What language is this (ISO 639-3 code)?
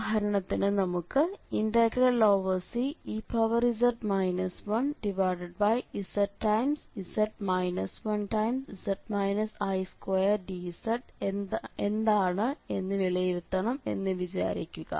mal